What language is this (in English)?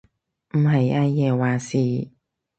Cantonese